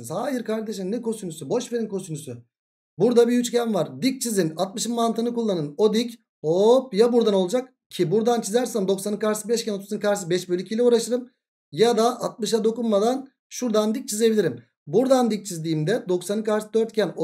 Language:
Turkish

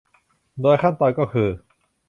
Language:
Thai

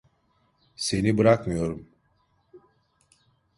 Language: Turkish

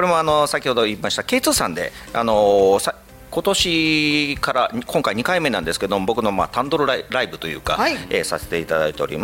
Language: Japanese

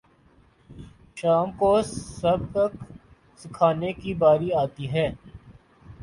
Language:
Urdu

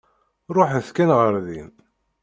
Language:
Kabyle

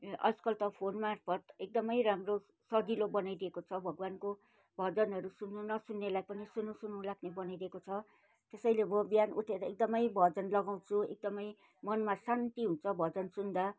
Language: Nepali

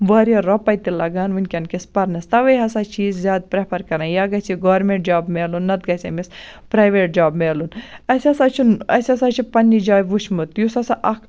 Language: Kashmiri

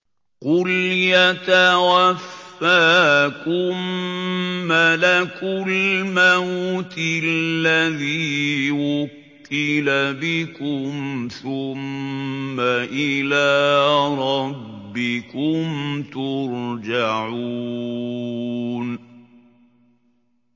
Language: Arabic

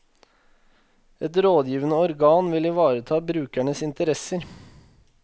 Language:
Norwegian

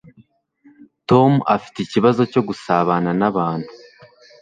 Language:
Kinyarwanda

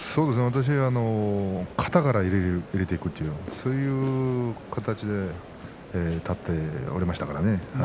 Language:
Japanese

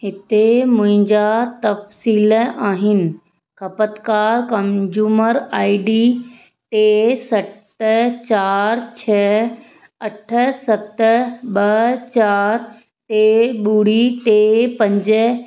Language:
Sindhi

